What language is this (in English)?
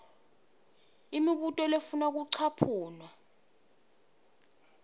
Swati